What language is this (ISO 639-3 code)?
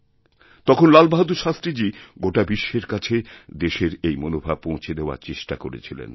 ben